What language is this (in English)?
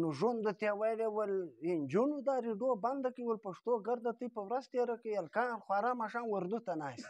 Romanian